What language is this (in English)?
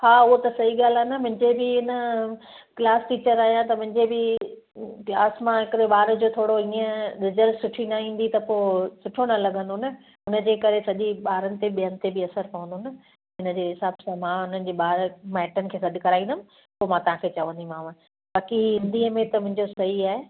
Sindhi